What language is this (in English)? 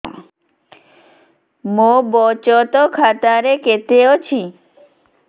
Odia